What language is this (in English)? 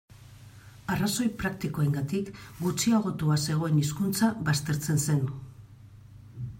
Basque